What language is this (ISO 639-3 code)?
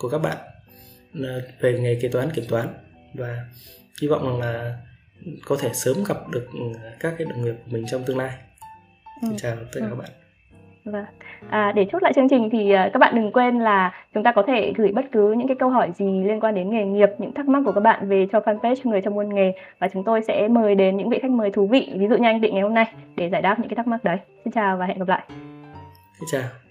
vie